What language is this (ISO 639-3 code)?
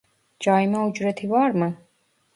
tur